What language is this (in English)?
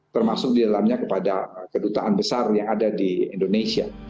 Indonesian